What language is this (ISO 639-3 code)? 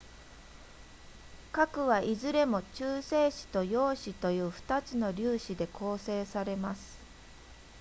jpn